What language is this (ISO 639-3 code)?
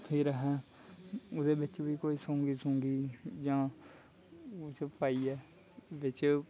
doi